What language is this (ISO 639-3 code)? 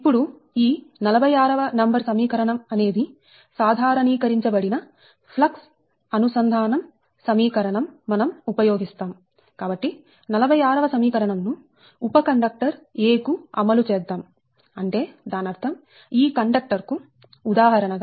tel